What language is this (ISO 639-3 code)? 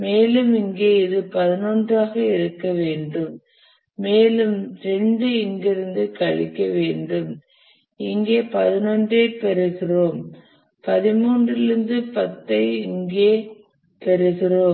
tam